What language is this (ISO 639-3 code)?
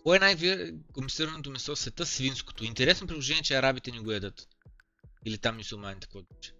bul